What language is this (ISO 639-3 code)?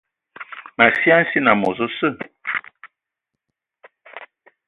ewo